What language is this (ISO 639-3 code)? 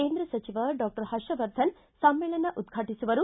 kan